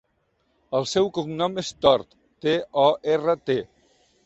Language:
Catalan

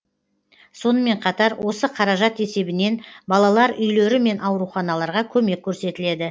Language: Kazakh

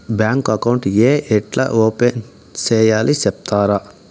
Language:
Telugu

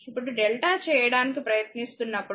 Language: Telugu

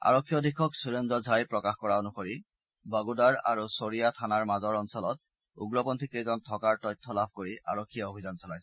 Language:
Assamese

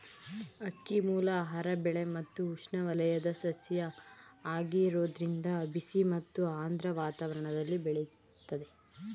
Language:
Kannada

